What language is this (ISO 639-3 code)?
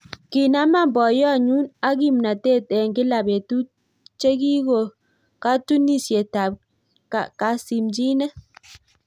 kln